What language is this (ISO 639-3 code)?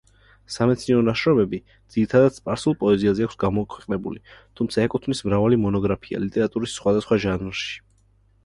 kat